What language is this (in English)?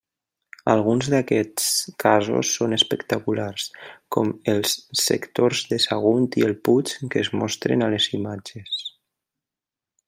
Catalan